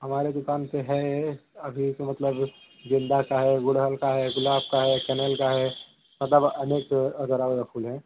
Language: Hindi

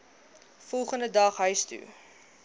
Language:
Afrikaans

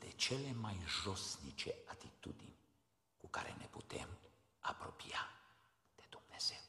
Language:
Romanian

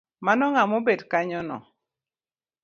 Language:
Luo (Kenya and Tanzania)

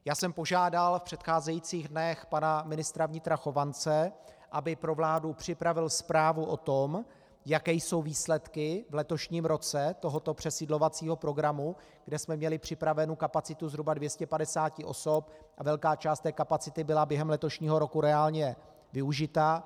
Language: Czech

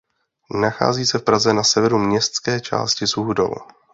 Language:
Czech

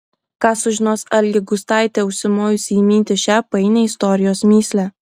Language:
Lithuanian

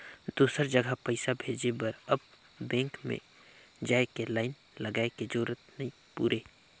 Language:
Chhattisgarhi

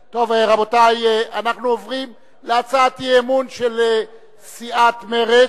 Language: Hebrew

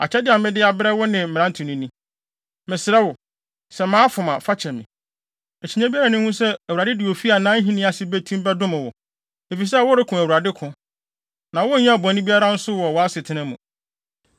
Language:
Akan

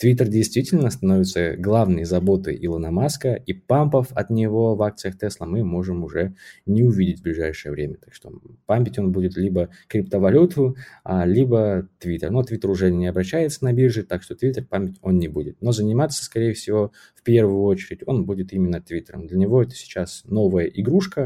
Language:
Russian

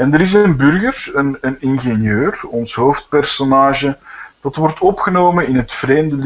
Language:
Dutch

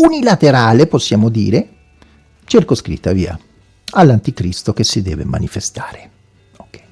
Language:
Italian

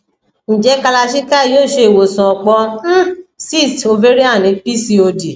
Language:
Yoruba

